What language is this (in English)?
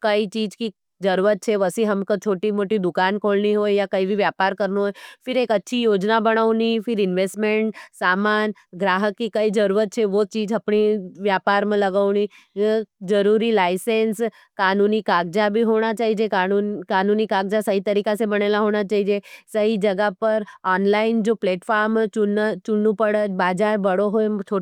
Nimadi